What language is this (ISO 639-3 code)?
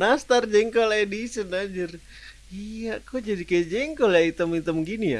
ind